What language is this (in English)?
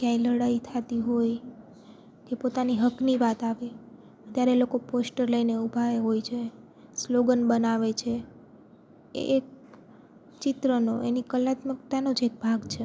Gujarati